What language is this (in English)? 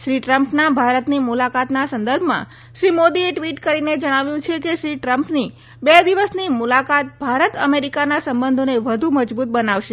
Gujarati